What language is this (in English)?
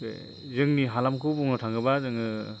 Bodo